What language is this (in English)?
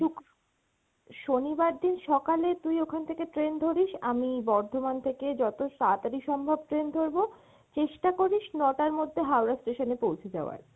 Bangla